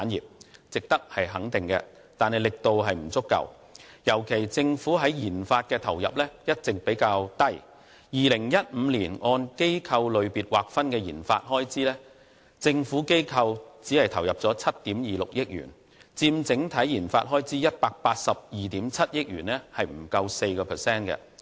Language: Cantonese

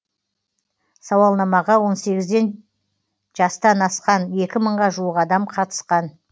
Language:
Kazakh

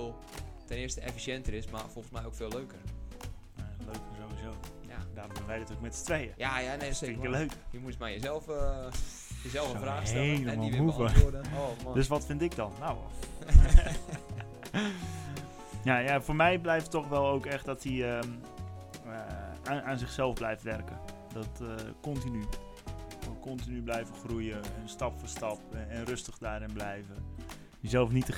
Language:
Dutch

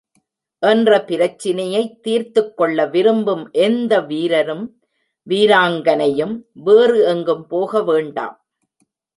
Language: Tamil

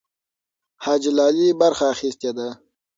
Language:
Pashto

